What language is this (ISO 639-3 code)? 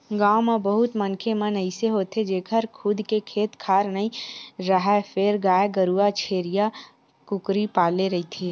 hne